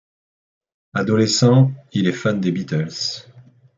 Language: French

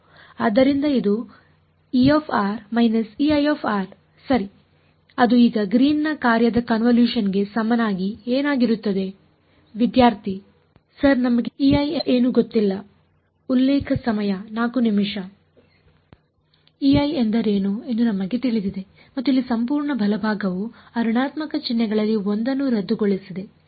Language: Kannada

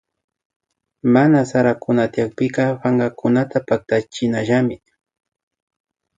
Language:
Imbabura Highland Quichua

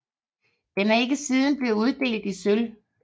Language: Danish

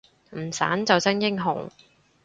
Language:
Cantonese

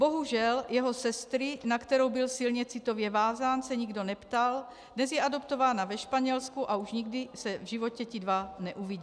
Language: Czech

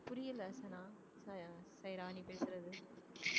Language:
Tamil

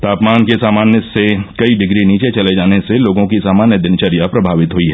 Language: Hindi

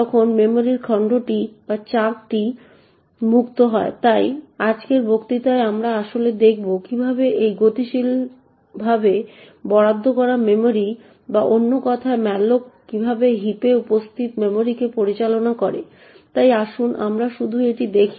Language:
Bangla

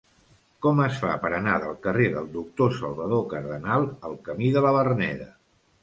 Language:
Catalan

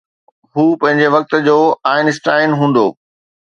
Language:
Sindhi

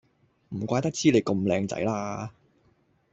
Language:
Cantonese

